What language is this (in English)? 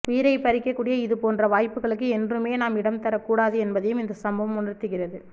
Tamil